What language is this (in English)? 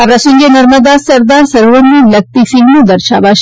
Gujarati